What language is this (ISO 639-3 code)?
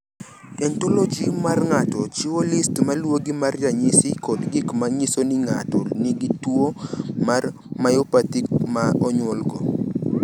luo